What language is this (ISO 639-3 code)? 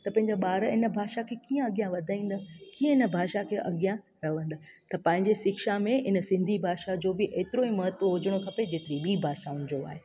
snd